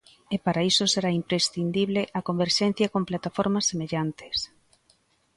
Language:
Galician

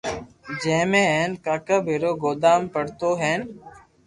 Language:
Loarki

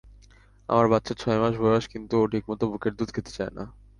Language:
Bangla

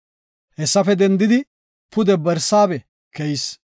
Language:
Gofa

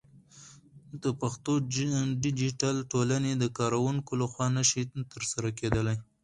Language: Pashto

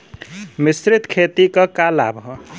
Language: Bhojpuri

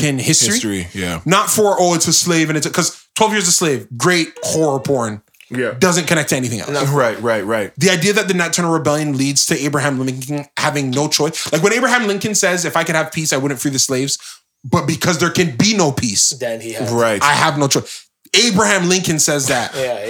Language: English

